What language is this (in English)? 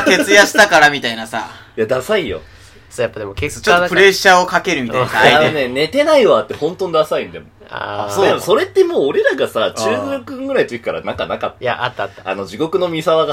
Japanese